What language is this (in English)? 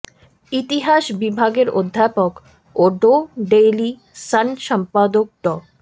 Bangla